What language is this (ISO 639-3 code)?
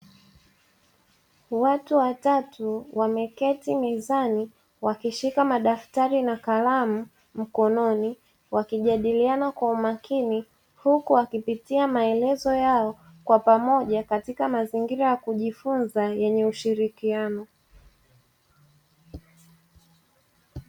swa